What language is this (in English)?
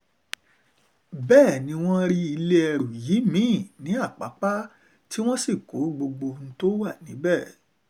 Yoruba